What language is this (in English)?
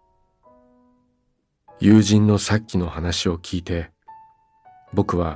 Japanese